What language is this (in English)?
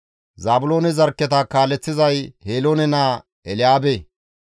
Gamo